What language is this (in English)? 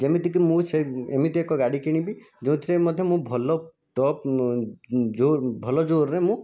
Odia